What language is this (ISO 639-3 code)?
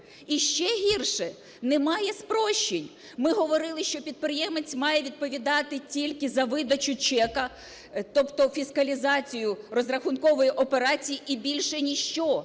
ukr